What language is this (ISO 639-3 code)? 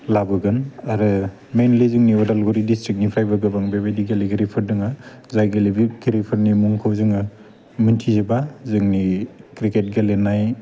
brx